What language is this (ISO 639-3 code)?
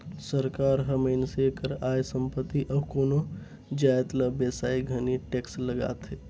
hne